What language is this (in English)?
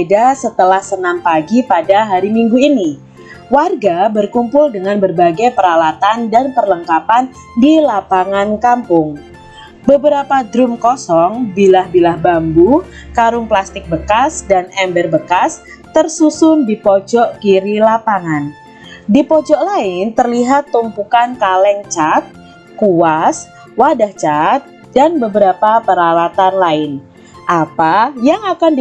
Indonesian